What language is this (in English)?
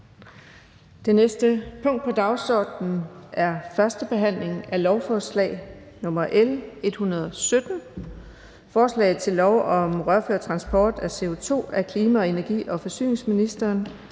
Danish